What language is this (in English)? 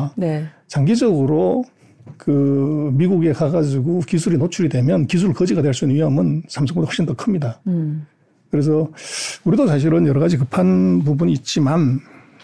Korean